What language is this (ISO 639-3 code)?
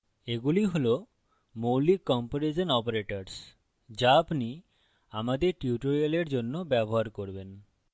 ben